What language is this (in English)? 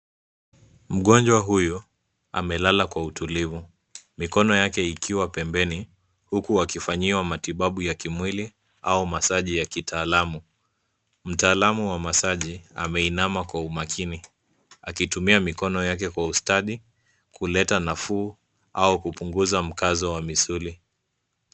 Swahili